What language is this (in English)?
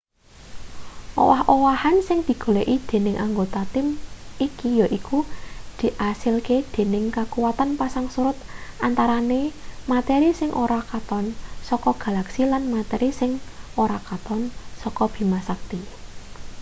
Javanese